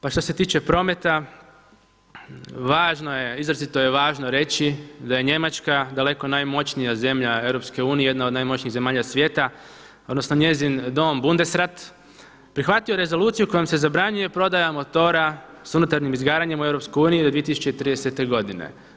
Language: Croatian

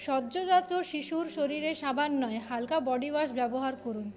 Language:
Bangla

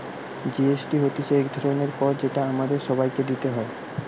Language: Bangla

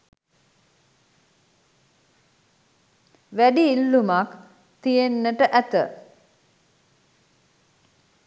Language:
Sinhala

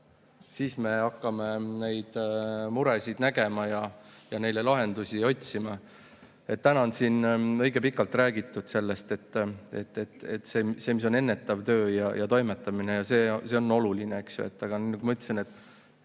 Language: Estonian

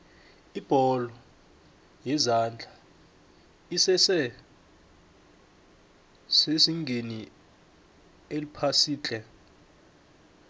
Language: South Ndebele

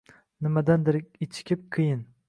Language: Uzbek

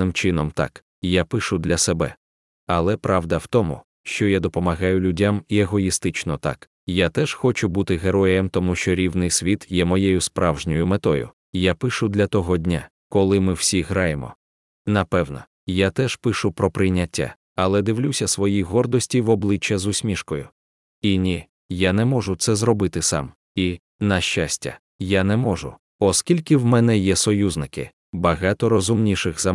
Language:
Ukrainian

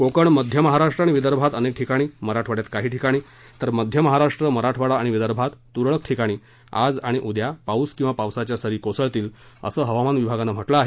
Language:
Marathi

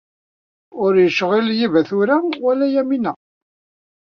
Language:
Kabyle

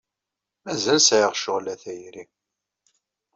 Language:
Kabyle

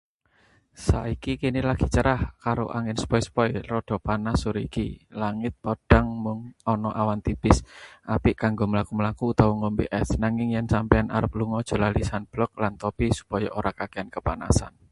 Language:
Javanese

